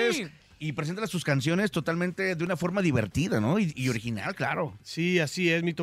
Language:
Spanish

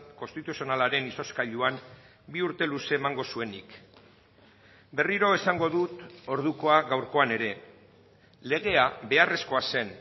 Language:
Basque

